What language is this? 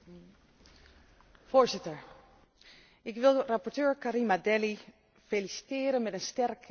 Dutch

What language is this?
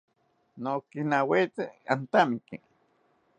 South Ucayali Ashéninka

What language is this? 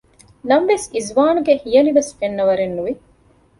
Divehi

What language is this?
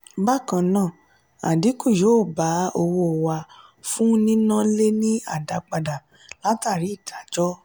Yoruba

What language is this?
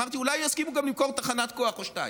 Hebrew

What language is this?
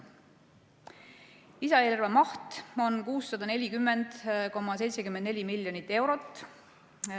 Estonian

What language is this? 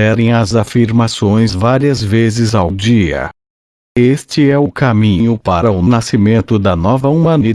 Portuguese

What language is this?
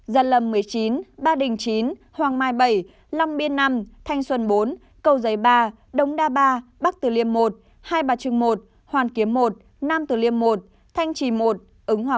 Vietnamese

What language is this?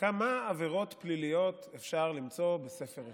Hebrew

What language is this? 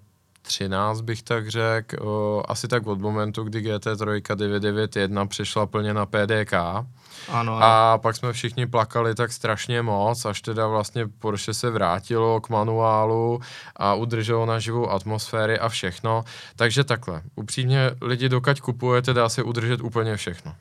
Czech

